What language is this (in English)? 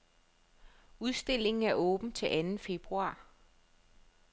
Danish